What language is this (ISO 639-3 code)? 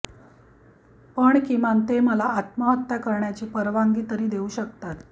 mar